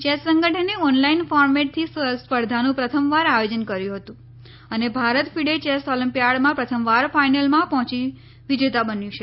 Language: Gujarati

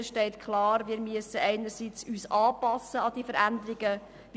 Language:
Swiss German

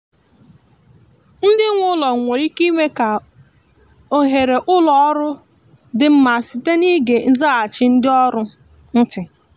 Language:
Igbo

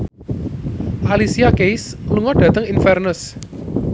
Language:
Javanese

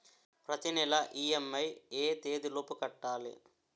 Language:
Telugu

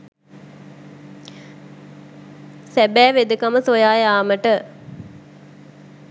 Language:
Sinhala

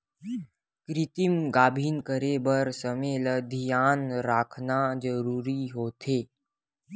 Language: Chhattisgarhi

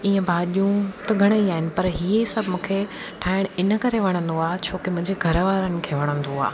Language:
Sindhi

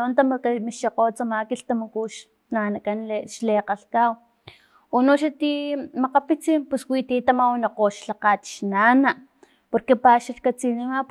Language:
Filomena Mata-Coahuitlán Totonac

